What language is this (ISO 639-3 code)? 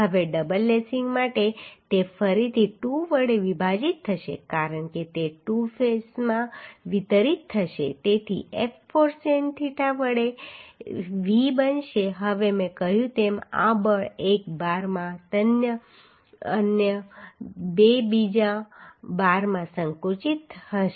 guj